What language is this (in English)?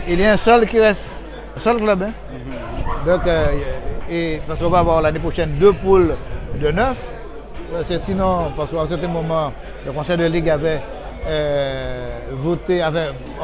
French